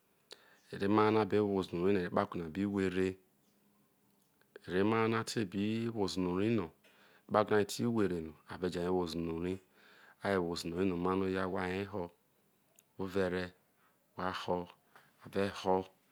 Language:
Isoko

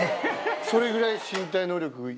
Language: Japanese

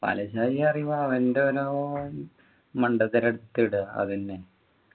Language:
Malayalam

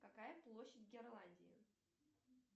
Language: Russian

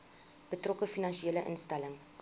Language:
Afrikaans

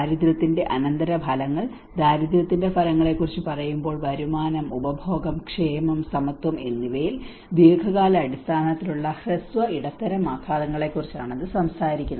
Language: Malayalam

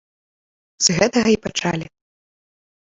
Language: Belarusian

